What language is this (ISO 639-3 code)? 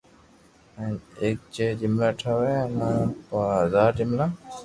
lrk